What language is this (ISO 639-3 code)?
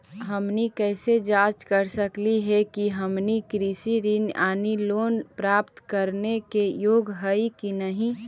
mag